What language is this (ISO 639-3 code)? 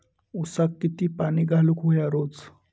mar